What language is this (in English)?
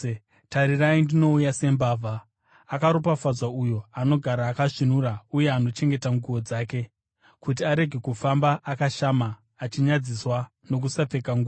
Shona